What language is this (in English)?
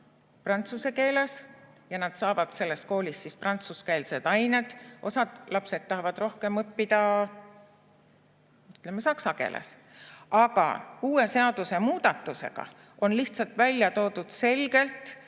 Estonian